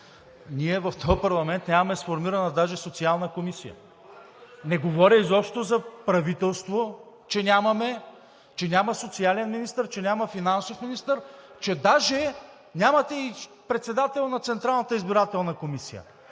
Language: Bulgarian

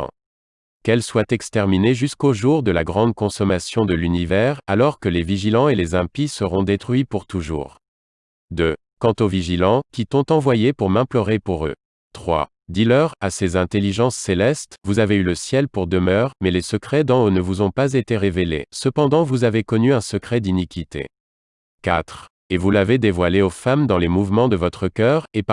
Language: French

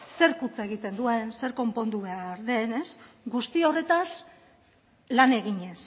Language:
Basque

